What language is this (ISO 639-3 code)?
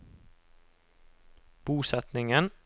nor